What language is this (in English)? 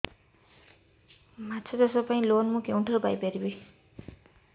Odia